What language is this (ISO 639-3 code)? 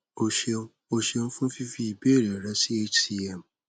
yor